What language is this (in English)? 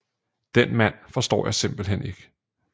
Danish